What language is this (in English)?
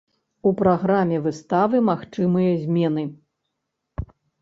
Belarusian